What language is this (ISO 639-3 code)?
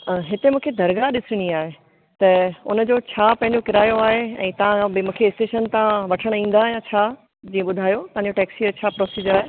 snd